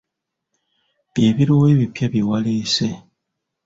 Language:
Ganda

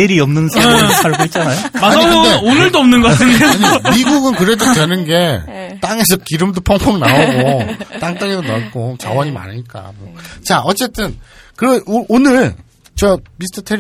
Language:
Korean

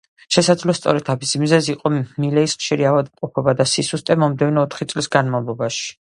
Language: Georgian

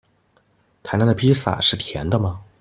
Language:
Chinese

